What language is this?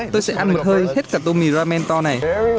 Vietnamese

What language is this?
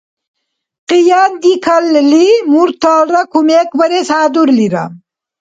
Dargwa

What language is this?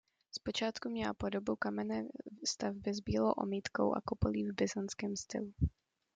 Czech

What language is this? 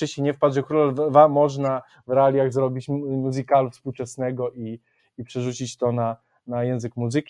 Polish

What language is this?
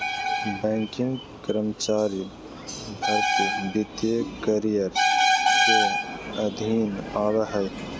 Magahi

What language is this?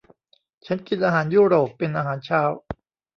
Thai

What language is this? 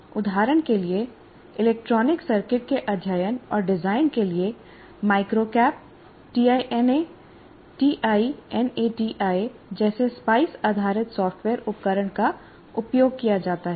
Hindi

